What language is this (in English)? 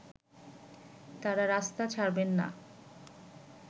Bangla